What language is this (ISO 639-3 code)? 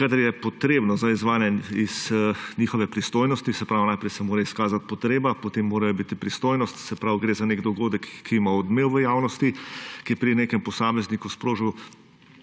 slv